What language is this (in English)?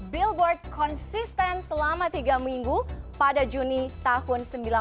Indonesian